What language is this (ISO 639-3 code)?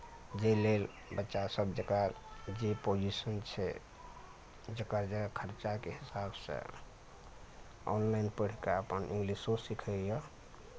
mai